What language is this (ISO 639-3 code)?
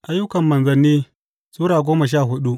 hau